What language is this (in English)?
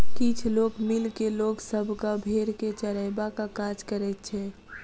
Maithili